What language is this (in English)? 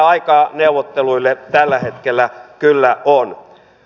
Finnish